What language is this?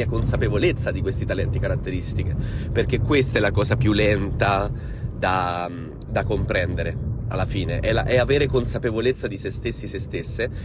Italian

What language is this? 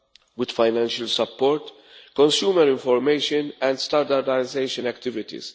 English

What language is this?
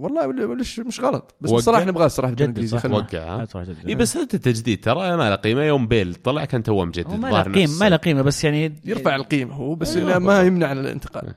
Arabic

